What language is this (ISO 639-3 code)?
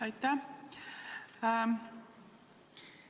est